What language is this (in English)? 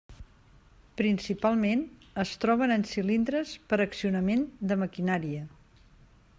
Catalan